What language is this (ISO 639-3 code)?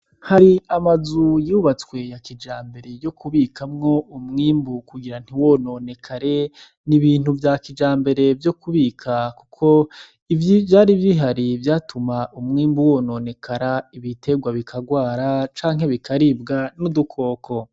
run